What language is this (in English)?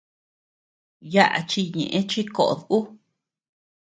Tepeuxila Cuicatec